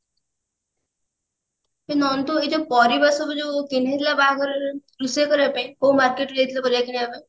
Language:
Odia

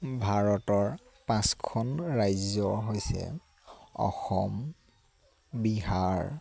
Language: Assamese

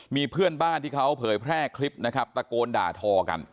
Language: Thai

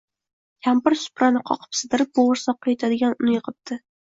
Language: Uzbek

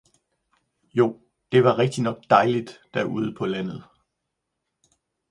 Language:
Danish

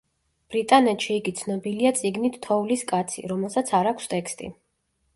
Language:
Georgian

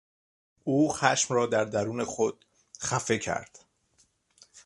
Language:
Persian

